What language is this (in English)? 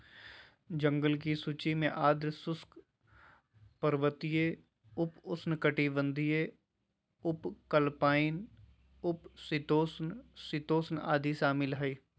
Magahi